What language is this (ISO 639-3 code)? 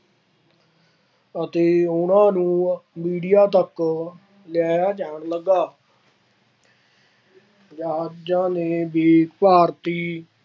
pan